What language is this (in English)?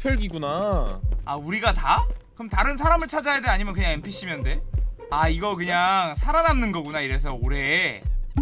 Korean